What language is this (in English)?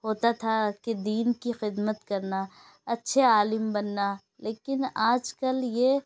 Urdu